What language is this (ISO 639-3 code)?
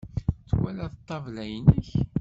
kab